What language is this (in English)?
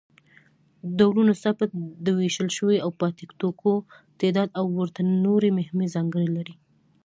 Pashto